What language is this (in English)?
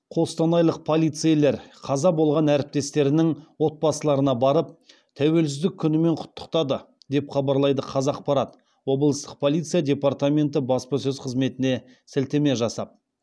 Kazakh